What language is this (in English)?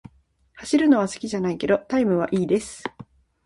Japanese